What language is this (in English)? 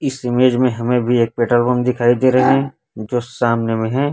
Hindi